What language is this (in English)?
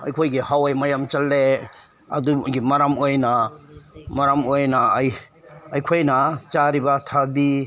Manipuri